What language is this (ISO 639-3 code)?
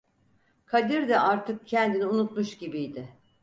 tur